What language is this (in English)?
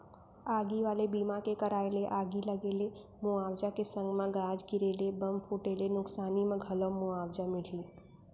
Chhattisgarhi